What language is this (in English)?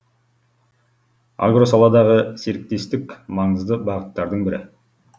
Kazakh